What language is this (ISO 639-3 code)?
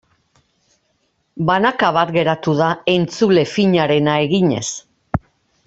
eus